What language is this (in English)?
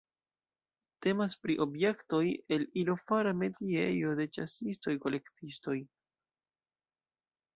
Esperanto